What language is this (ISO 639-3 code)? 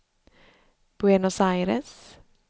swe